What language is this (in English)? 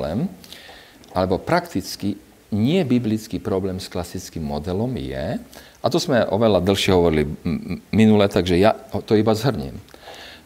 Slovak